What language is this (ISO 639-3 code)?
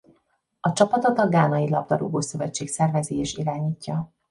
hun